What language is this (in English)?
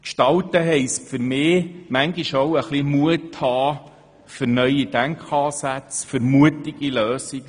Swiss German